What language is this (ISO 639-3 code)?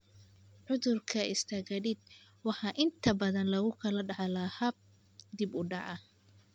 som